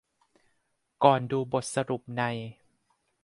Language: Thai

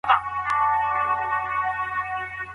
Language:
Pashto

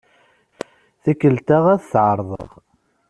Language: Kabyle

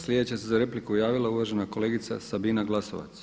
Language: Croatian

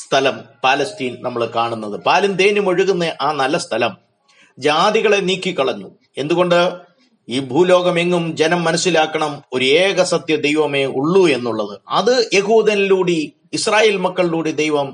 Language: Malayalam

